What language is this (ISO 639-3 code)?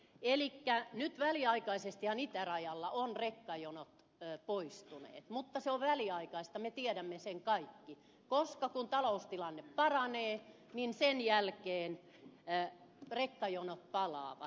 fin